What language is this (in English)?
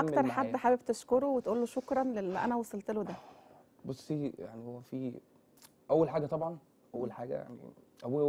Arabic